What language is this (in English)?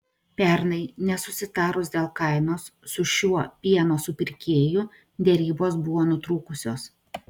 Lithuanian